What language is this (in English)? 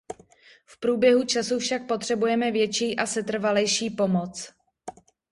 Czech